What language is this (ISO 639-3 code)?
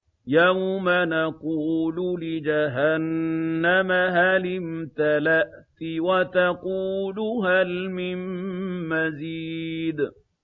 ara